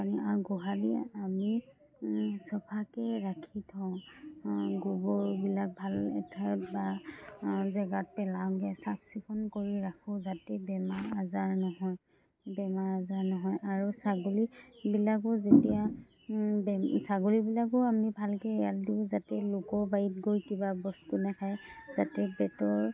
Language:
Assamese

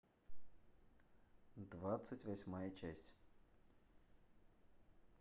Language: Russian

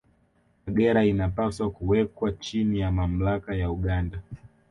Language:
Swahili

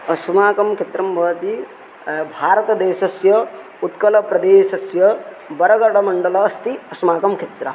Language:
Sanskrit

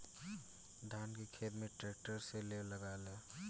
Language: Bhojpuri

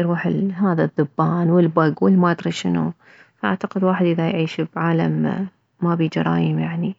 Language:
Mesopotamian Arabic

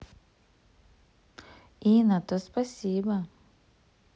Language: Russian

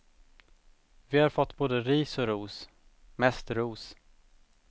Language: Swedish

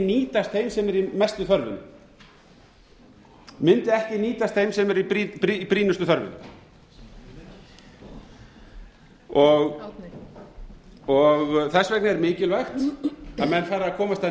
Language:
Icelandic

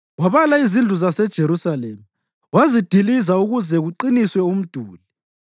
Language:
North Ndebele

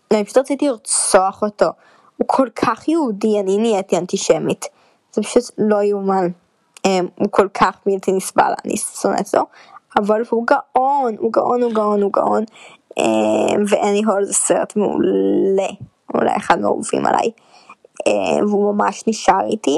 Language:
Hebrew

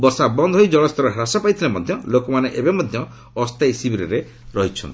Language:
Odia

